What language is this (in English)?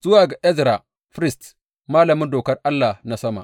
Hausa